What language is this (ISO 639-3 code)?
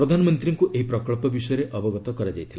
ori